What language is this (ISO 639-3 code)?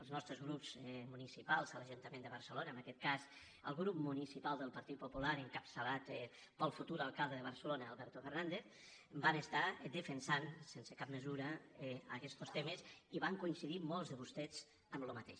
cat